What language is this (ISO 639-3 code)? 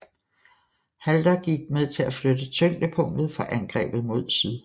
dan